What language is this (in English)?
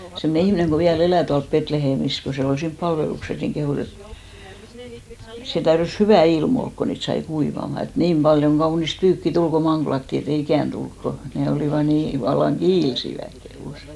Finnish